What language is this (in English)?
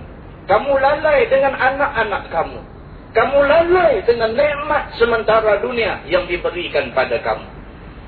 Malay